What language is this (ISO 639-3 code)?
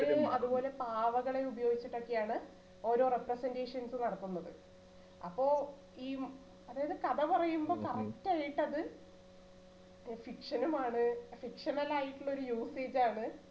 mal